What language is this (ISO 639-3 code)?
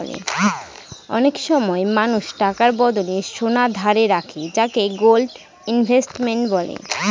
ben